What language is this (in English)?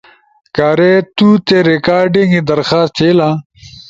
Ushojo